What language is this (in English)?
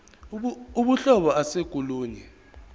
Zulu